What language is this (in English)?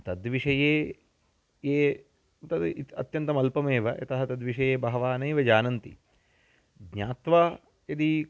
Sanskrit